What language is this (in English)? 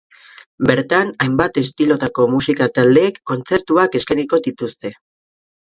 Basque